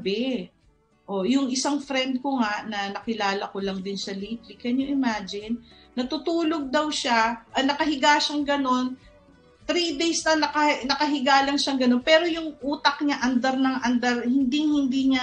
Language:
Filipino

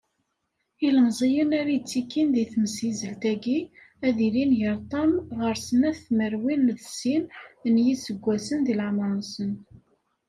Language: Kabyle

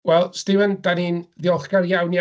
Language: Welsh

